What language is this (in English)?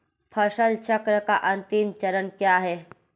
Hindi